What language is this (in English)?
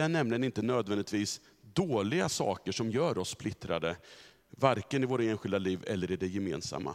Swedish